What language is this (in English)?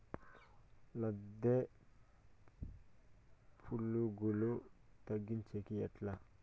Telugu